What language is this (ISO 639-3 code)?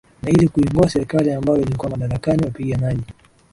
swa